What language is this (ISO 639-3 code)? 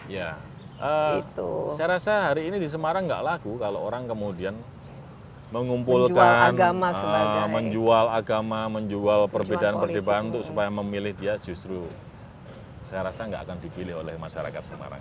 ind